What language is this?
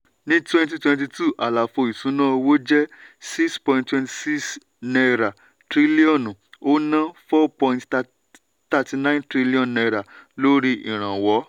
Yoruba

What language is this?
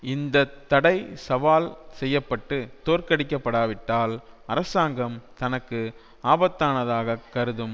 Tamil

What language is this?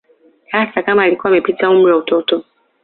Swahili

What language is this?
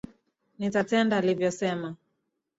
Swahili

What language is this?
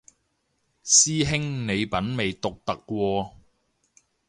Cantonese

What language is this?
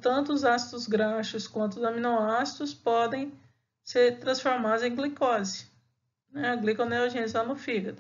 Portuguese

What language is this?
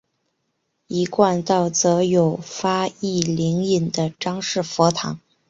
Chinese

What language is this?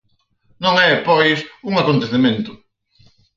Galician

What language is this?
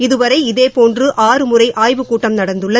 Tamil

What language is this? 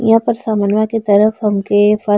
Bhojpuri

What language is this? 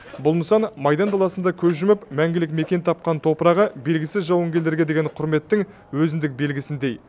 Kazakh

